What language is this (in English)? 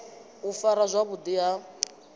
Venda